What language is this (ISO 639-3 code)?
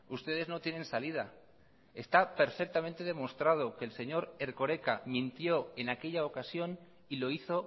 spa